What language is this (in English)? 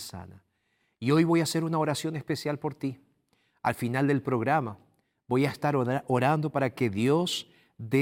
Spanish